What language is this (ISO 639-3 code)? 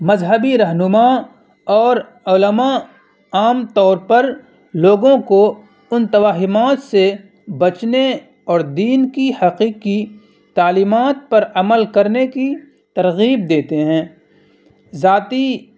urd